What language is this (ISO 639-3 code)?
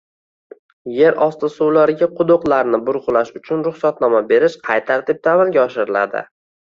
uzb